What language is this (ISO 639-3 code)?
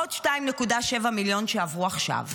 heb